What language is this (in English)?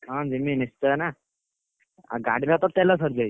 Odia